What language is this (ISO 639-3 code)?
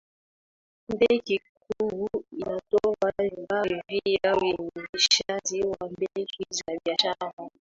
swa